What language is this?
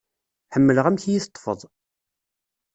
Kabyle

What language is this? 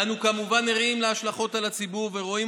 Hebrew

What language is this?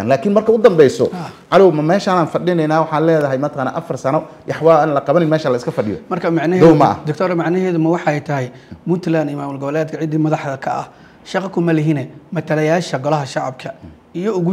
Arabic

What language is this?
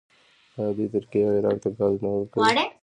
Pashto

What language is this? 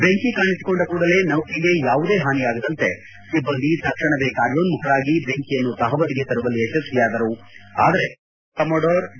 Kannada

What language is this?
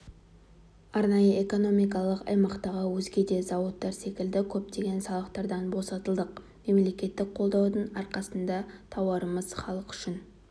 Kazakh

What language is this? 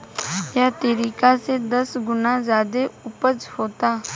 Bhojpuri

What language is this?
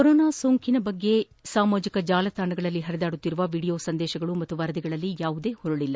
Kannada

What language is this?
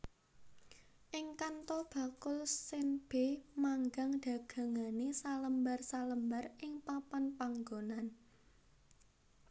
Javanese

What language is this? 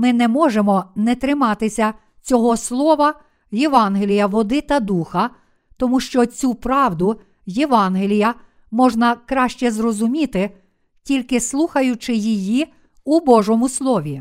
Ukrainian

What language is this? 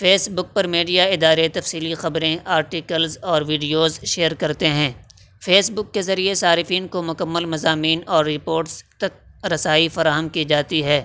Urdu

